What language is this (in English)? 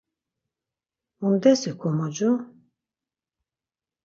Laz